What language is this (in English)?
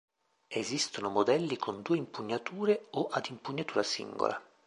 Italian